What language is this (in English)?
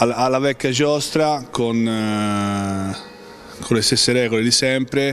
Italian